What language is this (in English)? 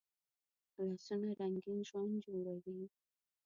Pashto